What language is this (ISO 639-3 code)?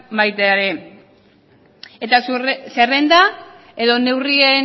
eus